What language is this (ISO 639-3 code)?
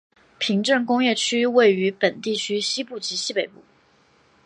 zho